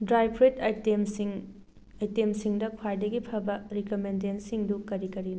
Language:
Manipuri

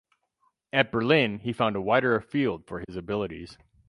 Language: English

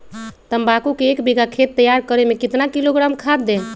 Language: Magahi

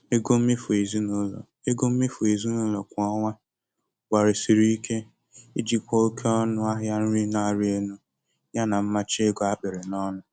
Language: Igbo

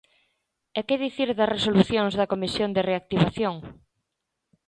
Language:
Galician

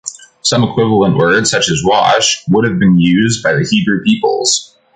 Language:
English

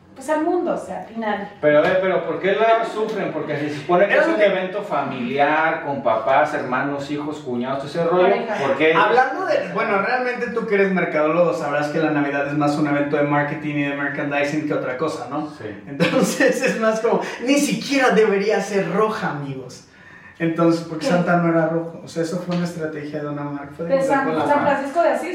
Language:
Spanish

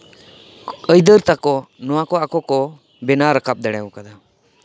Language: Santali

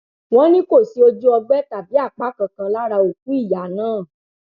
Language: Yoruba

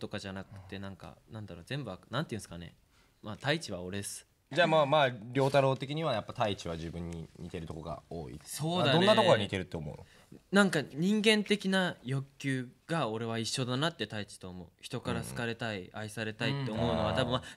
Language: Japanese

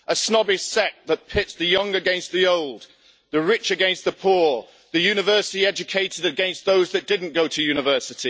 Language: English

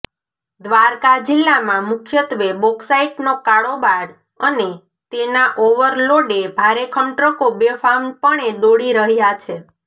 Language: Gujarati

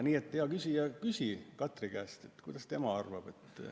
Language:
Estonian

